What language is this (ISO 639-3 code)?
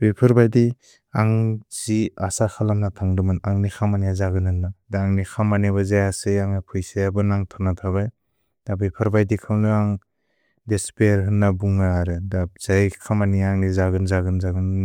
brx